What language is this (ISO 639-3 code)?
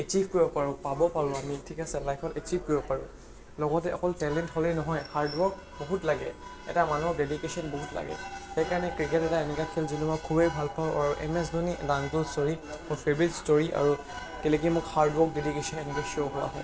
asm